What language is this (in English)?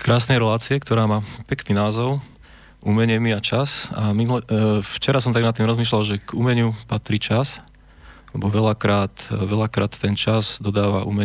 Slovak